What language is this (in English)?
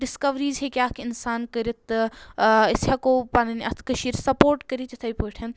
Kashmiri